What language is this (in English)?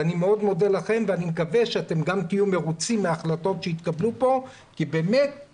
Hebrew